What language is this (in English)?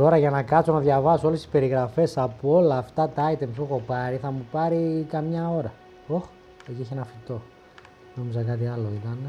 Greek